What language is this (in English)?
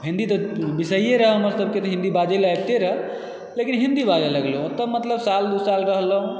Maithili